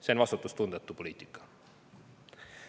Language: Estonian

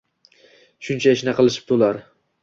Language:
Uzbek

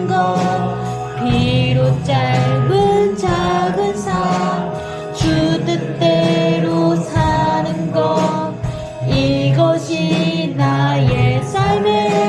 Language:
Korean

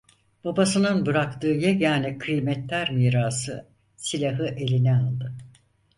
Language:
Turkish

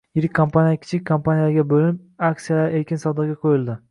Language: Uzbek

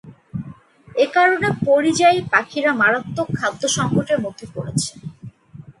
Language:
Bangla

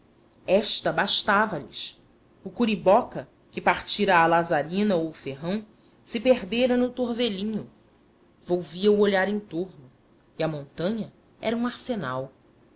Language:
Portuguese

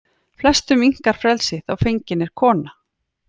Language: Icelandic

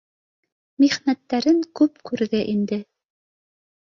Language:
Bashkir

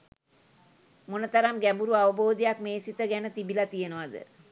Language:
Sinhala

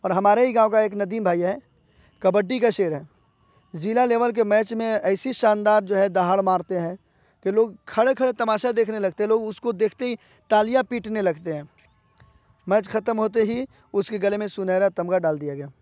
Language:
Urdu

